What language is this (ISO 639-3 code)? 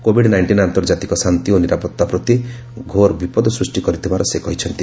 ori